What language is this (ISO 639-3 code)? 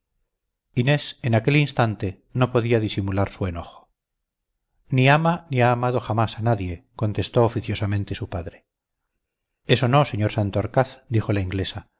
spa